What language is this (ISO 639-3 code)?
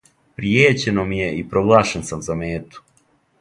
srp